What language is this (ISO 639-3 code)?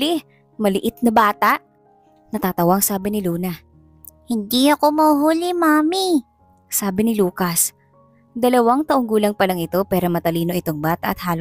fil